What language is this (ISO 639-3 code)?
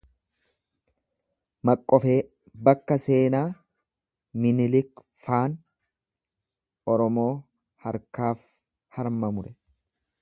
orm